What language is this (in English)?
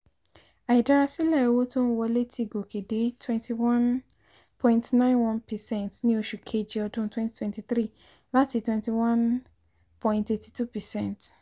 Yoruba